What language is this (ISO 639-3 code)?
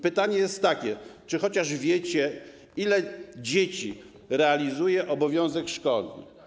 pol